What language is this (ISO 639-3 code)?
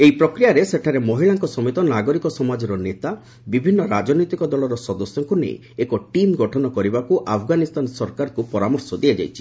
ori